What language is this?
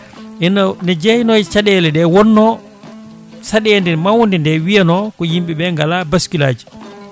Fula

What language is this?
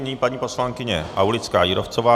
Czech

